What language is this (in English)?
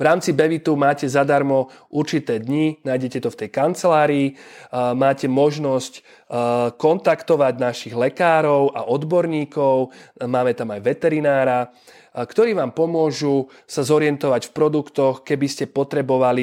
Slovak